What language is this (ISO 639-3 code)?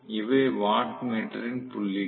tam